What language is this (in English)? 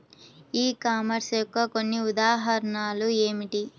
Telugu